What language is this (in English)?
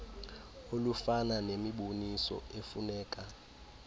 Xhosa